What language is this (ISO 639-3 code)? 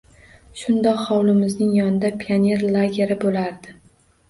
uzb